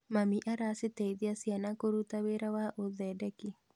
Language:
Kikuyu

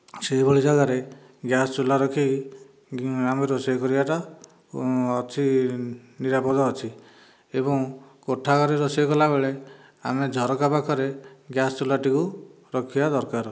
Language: Odia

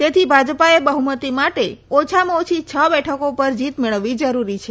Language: Gujarati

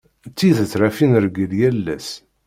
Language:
Kabyle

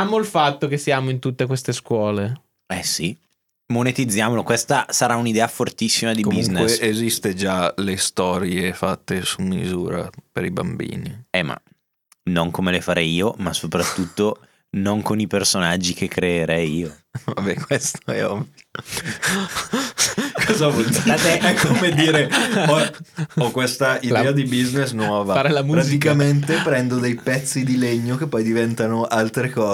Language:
Italian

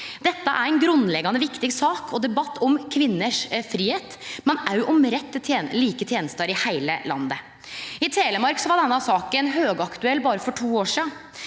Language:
Norwegian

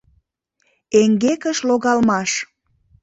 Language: Mari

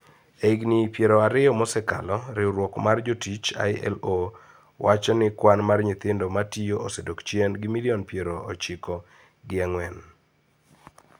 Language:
Luo (Kenya and Tanzania)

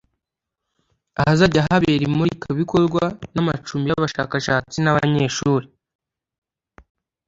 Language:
Kinyarwanda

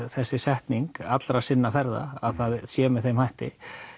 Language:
Icelandic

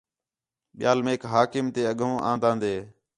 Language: Khetrani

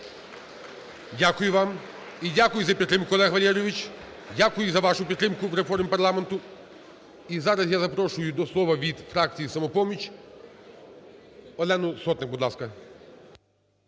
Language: Ukrainian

